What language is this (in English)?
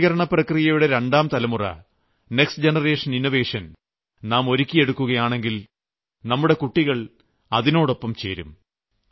Malayalam